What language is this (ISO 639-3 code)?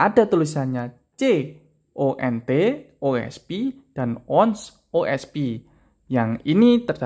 ind